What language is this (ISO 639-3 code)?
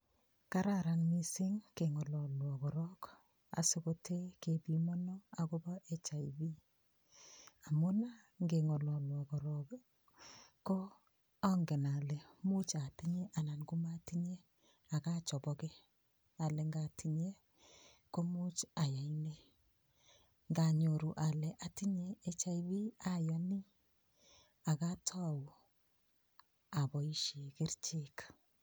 kln